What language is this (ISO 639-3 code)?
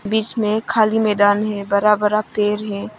hin